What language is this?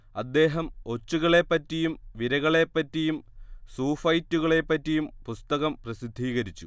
Malayalam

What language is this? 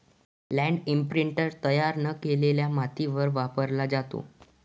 Marathi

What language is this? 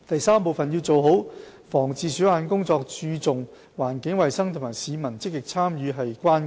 Cantonese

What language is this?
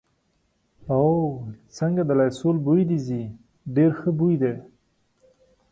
Pashto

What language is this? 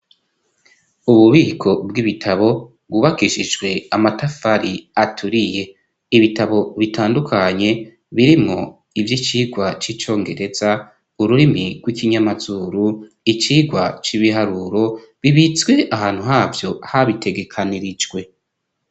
Rundi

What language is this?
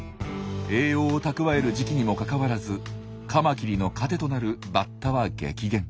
Japanese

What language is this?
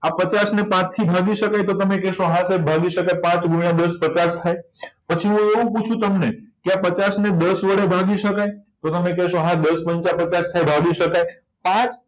Gujarati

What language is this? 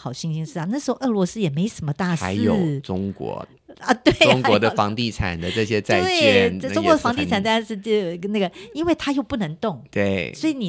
Chinese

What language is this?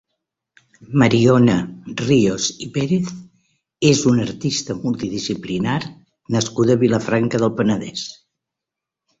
Catalan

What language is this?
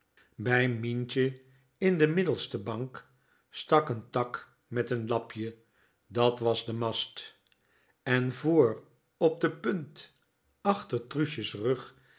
Dutch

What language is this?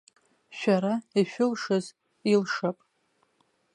Abkhazian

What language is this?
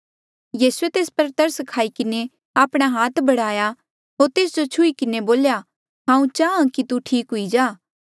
Mandeali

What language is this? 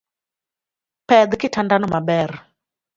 Luo (Kenya and Tanzania)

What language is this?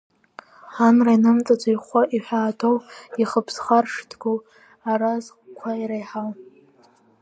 Abkhazian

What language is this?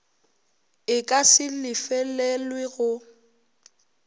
Northern Sotho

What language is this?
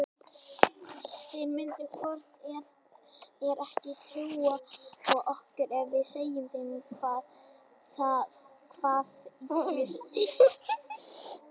Icelandic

